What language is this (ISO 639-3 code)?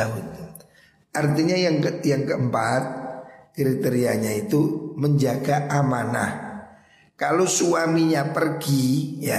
ind